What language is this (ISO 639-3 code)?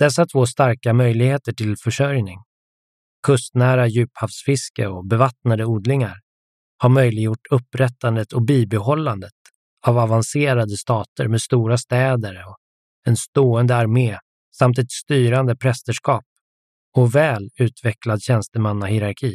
swe